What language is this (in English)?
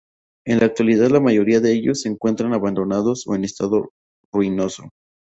Spanish